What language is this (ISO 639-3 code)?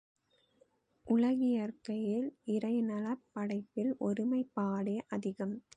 tam